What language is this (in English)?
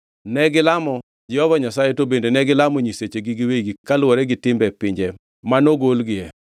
Luo (Kenya and Tanzania)